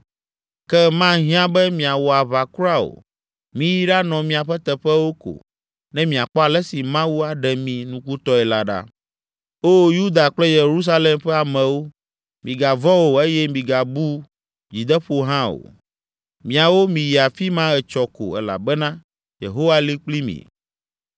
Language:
Ewe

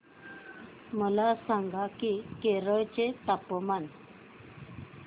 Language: Marathi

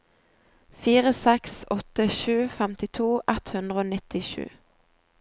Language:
Norwegian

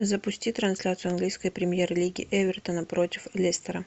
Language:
Russian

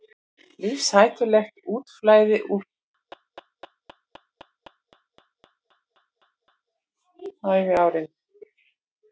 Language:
Icelandic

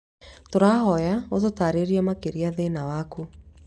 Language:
Kikuyu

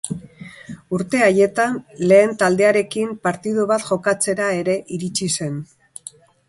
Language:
Basque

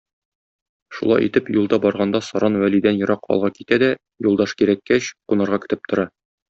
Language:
Tatar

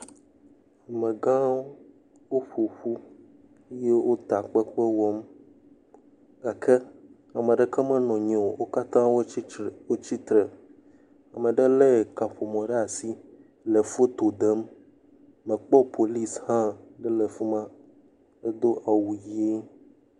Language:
Ewe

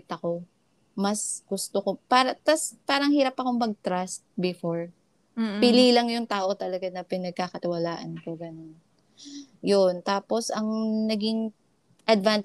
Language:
Filipino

